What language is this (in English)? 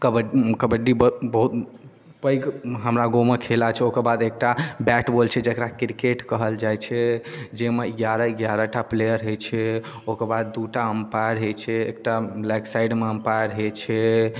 Maithili